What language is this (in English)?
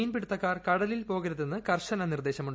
Malayalam